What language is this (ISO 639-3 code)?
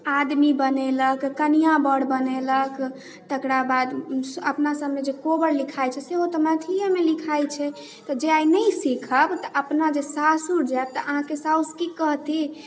mai